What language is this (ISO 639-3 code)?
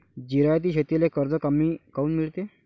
mar